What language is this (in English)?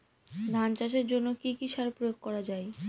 Bangla